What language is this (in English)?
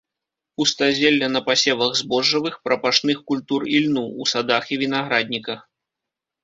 Belarusian